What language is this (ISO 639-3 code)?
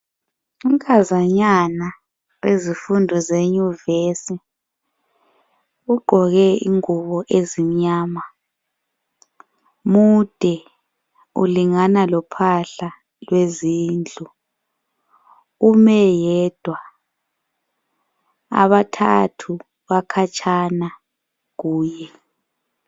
nde